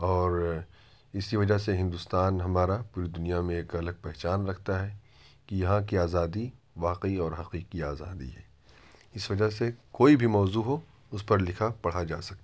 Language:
Urdu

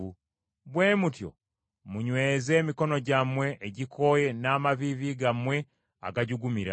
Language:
Ganda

